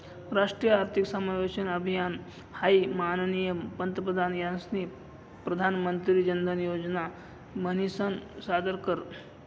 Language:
Marathi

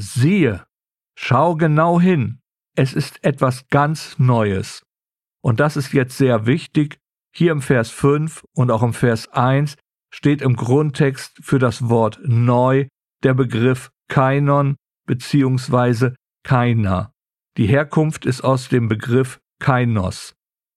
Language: German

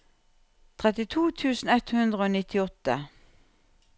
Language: Norwegian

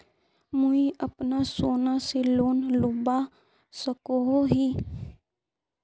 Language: Magahi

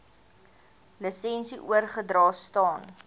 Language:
Afrikaans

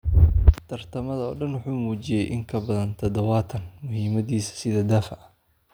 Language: Somali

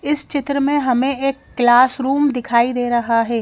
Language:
Hindi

